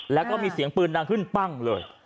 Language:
Thai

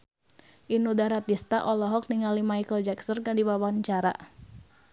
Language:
Sundanese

